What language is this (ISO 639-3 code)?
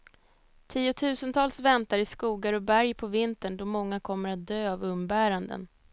swe